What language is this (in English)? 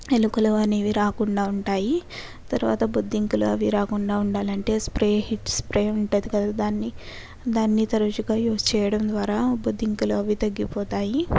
Telugu